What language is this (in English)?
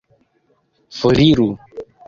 Esperanto